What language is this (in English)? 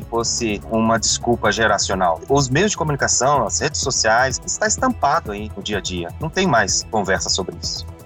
Portuguese